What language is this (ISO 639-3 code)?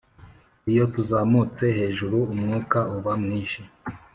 kin